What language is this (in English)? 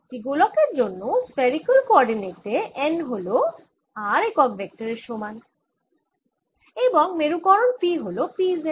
Bangla